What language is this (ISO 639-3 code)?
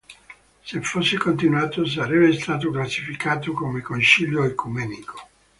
ita